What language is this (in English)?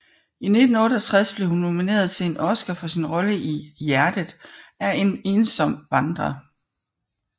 Danish